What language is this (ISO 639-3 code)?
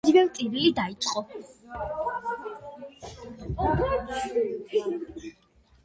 kat